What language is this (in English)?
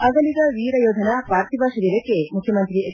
Kannada